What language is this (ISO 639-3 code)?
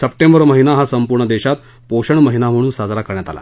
mar